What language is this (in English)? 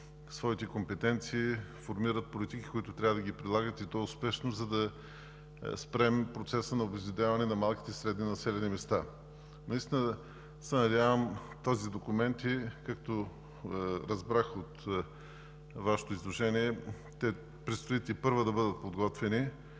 Bulgarian